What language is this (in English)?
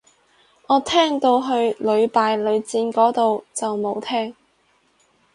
Cantonese